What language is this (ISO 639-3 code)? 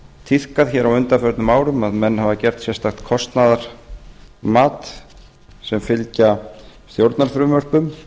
isl